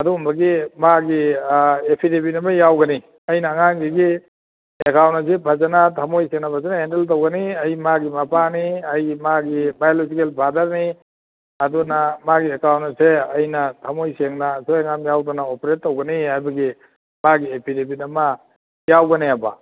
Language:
Manipuri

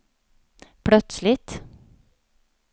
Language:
Swedish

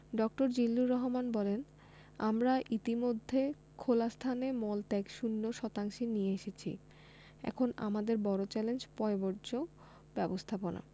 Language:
Bangla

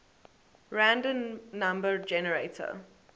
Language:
English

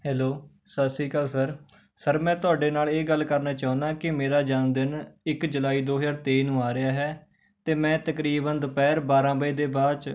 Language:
Punjabi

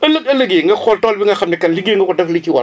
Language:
Wolof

